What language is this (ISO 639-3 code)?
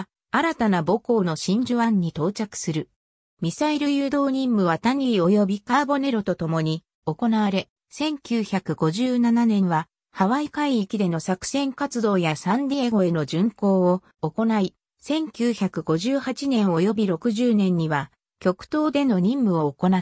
jpn